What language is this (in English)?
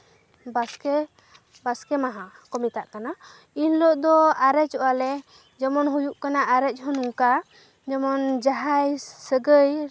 Santali